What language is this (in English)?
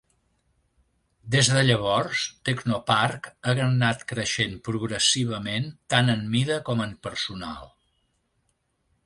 Catalan